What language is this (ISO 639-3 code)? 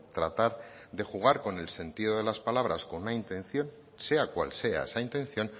spa